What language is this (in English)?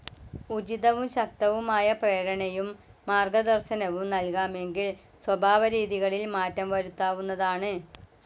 Malayalam